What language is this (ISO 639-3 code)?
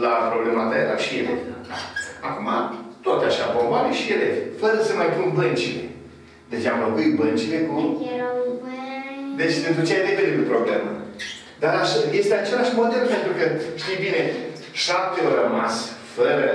ron